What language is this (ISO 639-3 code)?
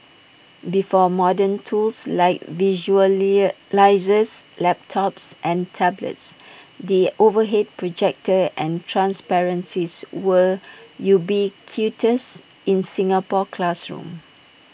eng